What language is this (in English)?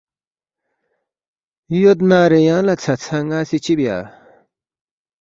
Balti